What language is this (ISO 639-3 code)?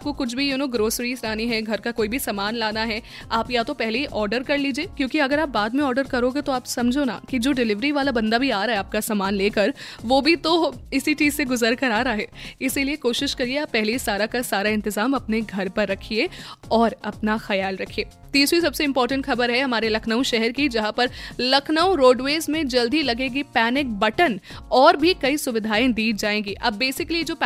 hin